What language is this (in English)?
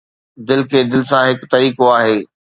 Sindhi